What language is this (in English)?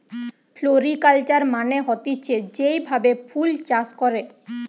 Bangla